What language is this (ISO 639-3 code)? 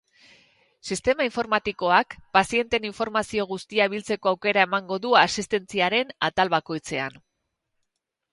eus